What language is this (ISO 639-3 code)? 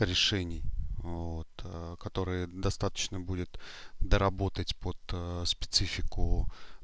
rus